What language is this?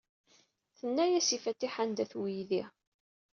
Kabyle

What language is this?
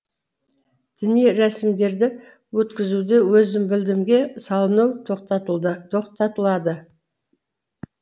Kazakh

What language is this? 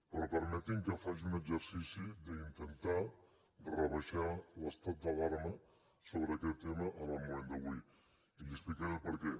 Catalan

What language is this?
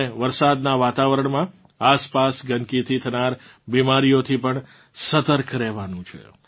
Gujarati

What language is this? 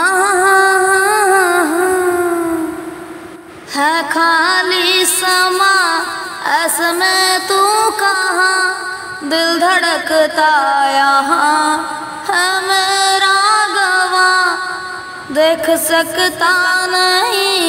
Hindi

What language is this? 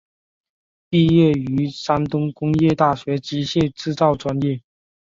Chinese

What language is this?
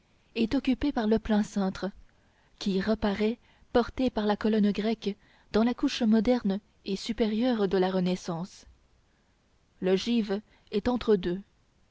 French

